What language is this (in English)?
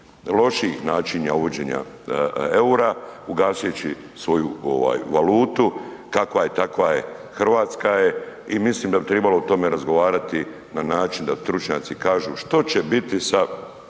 Croatian